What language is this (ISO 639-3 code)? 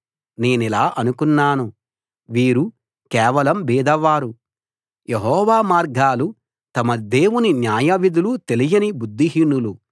tel